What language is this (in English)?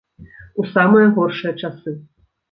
Belarusian